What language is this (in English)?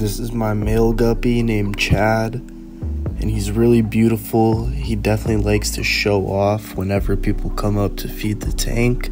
English